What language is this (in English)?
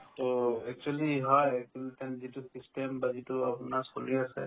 Assamese